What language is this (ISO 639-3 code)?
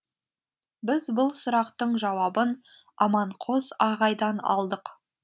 kaz